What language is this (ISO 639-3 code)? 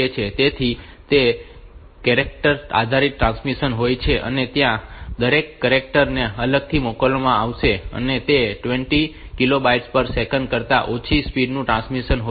guj